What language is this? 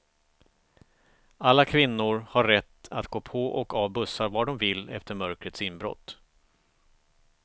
Swedish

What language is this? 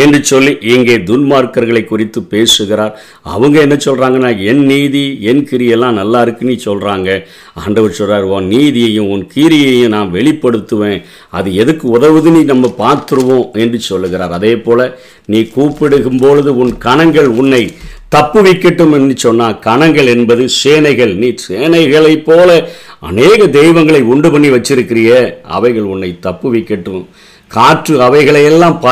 Tamil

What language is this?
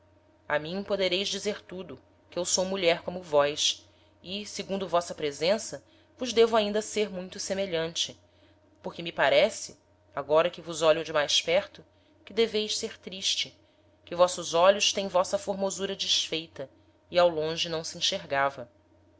Portuguese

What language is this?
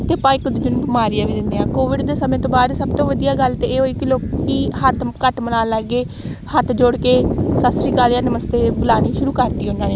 Punjabi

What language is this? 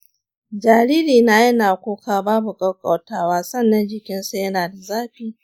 Hausa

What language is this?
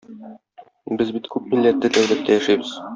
Tatar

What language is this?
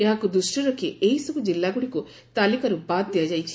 Odia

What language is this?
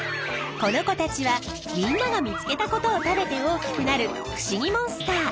Japanese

